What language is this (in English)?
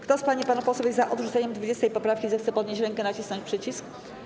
Polish